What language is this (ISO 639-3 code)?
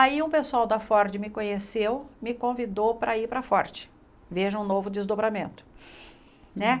por